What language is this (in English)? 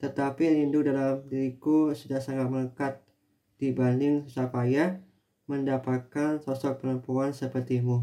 Indonesian